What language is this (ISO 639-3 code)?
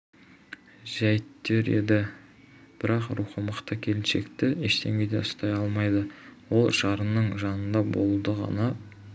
kaz